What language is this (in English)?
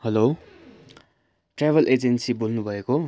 Nepali